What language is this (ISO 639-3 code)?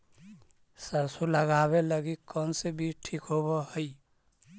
mag